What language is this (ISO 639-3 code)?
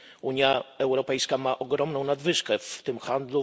pol